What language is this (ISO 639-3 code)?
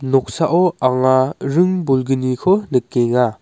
grt